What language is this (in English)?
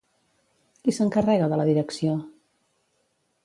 Catalan